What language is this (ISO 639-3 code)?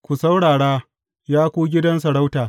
hau